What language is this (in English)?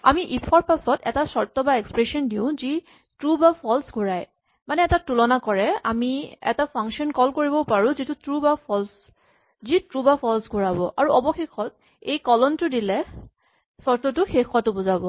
Assamese